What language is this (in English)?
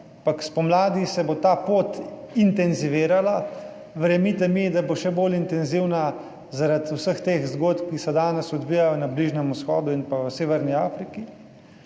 Slovenian